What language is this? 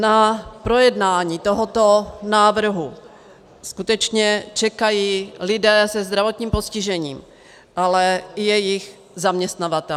Czech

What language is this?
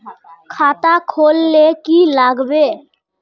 Magahi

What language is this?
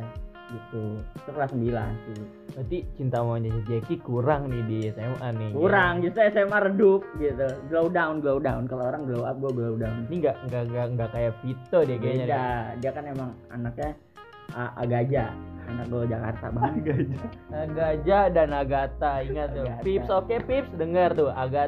Indonesian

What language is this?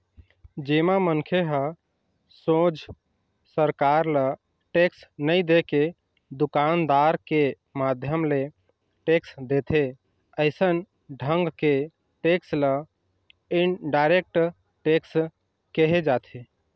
Chhattisgarhi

